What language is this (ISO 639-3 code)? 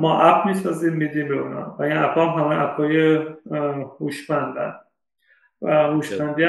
fas